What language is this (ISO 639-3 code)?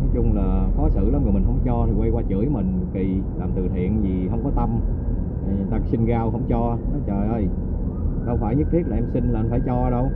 vie